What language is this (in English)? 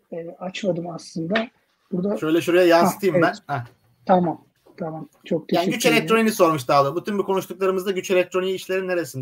Turkish